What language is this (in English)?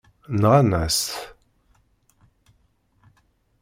Kabyle